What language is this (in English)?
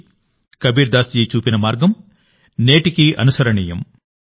Telugu